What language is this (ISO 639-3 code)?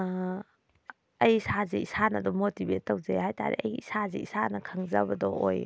mni